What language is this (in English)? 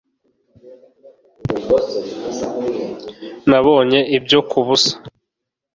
Kinyarwanda